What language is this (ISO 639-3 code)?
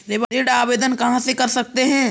hin